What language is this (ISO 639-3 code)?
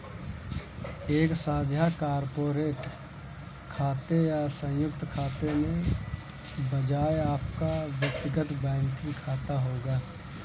hin